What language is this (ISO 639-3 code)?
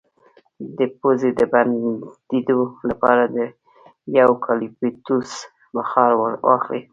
pus